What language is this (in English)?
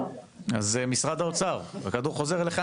Hebrew